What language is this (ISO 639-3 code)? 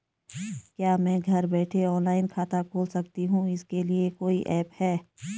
hin